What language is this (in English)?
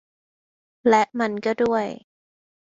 Thai